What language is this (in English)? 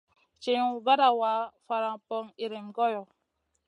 Masana